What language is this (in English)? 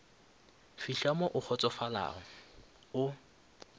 Northern Sotho